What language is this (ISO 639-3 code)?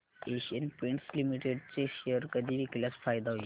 mar